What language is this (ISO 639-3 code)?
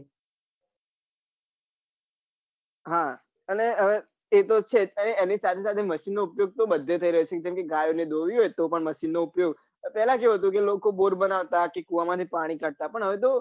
guj